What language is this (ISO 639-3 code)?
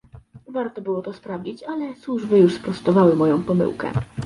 pol